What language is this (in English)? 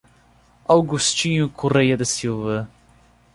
Portuguese